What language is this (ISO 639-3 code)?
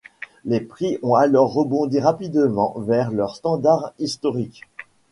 fra